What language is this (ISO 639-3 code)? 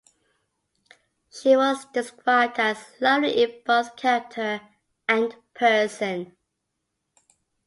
eng